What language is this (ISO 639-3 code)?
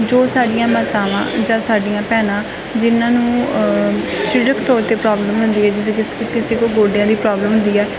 pan